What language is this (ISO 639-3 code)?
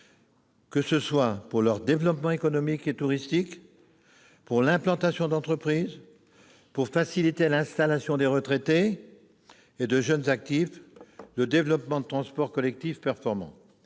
fra